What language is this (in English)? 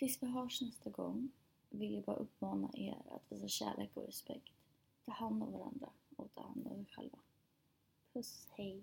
Swedish